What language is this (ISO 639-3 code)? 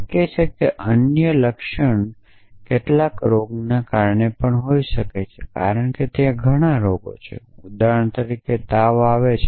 guj